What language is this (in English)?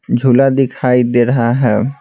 Hindi